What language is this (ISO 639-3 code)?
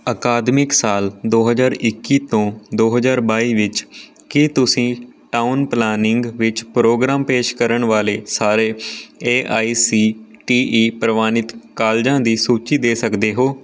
pan